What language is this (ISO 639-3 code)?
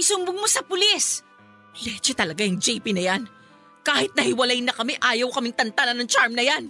fil